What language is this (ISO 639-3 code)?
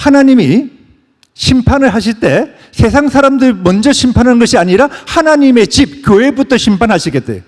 kor